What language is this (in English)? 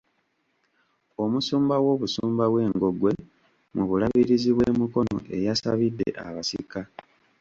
Ganda